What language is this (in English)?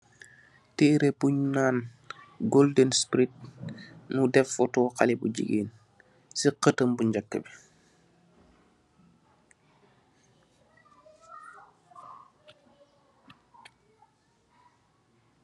Wolof